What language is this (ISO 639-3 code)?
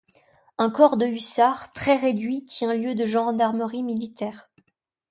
fra